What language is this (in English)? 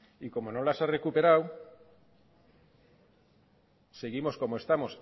Spanish